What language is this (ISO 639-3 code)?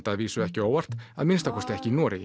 isl